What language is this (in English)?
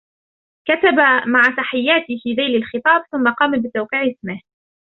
Arabic